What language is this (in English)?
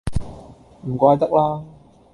Cantonese